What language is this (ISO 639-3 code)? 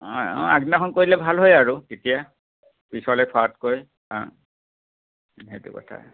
asm